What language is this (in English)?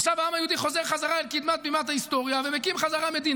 Hebrew